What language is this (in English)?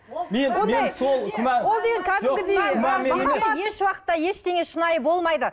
Kazakh